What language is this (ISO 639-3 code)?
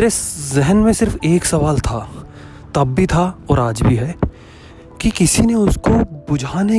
hin